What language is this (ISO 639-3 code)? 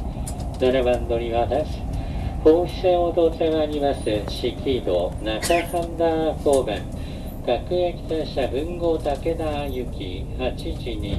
jpn